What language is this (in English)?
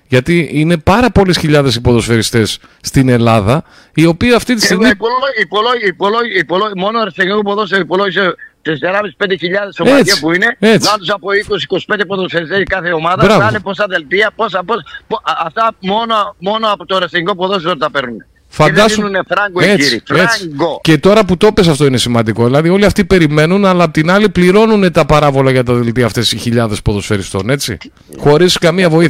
Greek